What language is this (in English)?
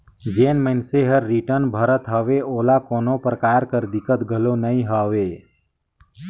Chhattisgarhi